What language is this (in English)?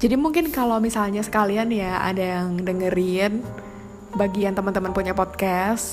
Indonesian